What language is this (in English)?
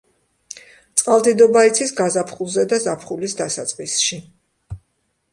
Georgian